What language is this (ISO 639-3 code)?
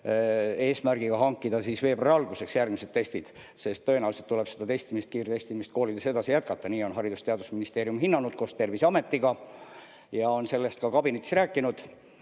est